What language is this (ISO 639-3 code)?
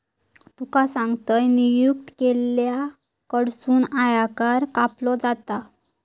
mar